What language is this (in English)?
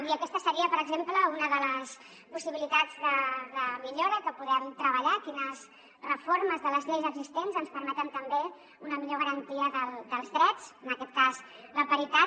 Catalan